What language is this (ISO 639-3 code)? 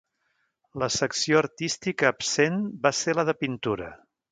cat